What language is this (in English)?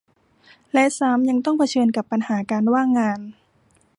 Thai